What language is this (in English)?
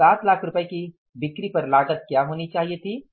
Hindi